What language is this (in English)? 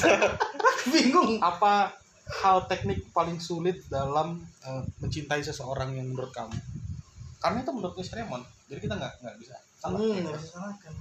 Indonesian